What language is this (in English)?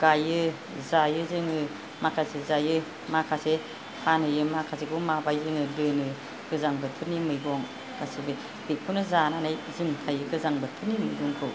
Bodo